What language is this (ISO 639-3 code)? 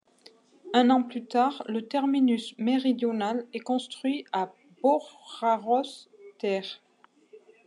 fra